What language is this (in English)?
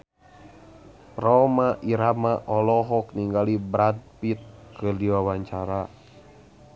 Sundanese